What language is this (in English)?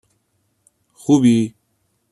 Persian